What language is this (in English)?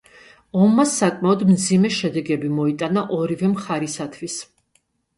Georgian